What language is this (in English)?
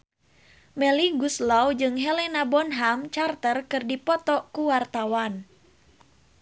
Sundanese